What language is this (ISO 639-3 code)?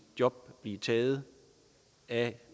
dan